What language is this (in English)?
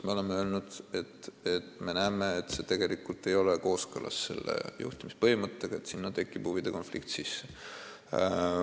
Estonian